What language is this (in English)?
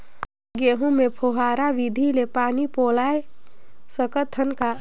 Chhattisgarhi